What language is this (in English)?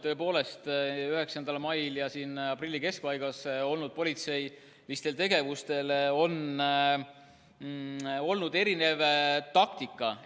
Estonian